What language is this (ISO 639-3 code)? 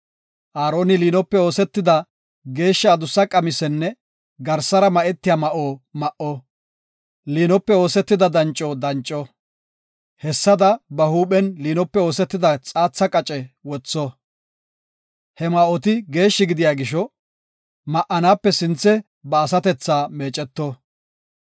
gof